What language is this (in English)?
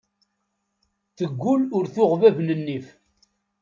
Kabyle